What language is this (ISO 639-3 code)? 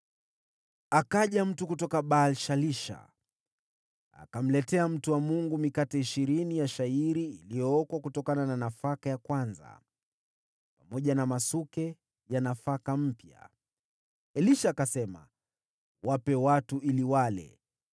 swa